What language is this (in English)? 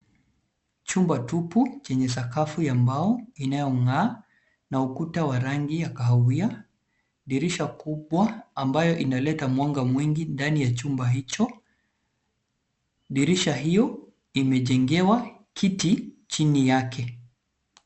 Swahili